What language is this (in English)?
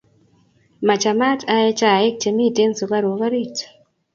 Kalenjin